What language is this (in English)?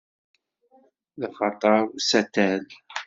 Kabyle